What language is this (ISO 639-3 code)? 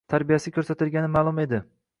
uzb